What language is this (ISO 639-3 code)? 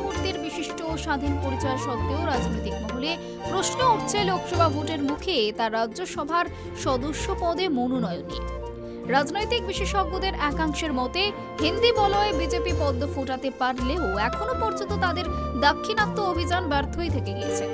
hin